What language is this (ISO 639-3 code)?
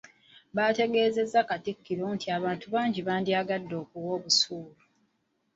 lug